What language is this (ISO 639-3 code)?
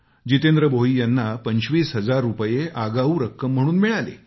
mar